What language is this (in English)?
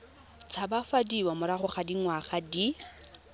Tswana